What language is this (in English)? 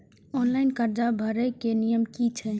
Maithili